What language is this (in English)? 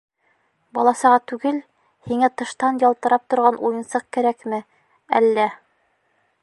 Bashkir